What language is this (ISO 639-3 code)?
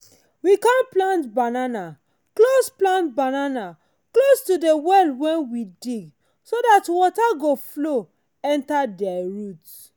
pcm